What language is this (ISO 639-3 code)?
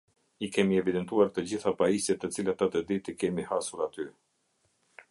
sqi